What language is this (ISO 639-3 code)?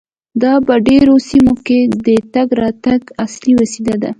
pus